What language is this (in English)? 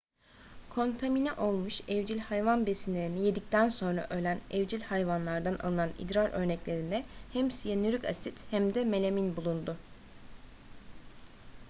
Turkish